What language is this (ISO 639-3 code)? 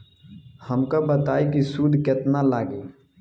bho